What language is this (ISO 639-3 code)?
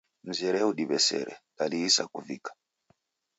dav